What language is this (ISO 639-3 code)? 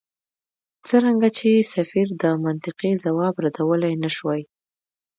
pus